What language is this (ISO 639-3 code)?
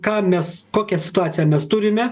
lit